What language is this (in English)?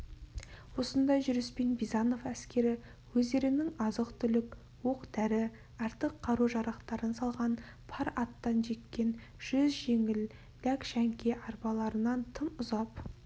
Kazakh